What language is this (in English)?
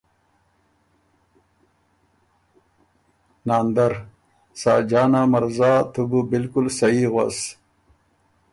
Ormuri